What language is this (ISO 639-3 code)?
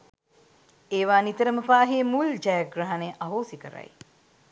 sin